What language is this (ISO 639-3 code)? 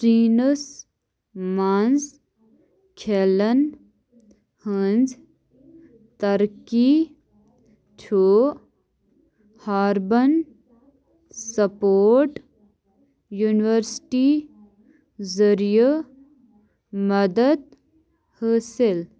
kas